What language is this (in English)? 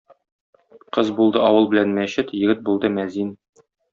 Tatar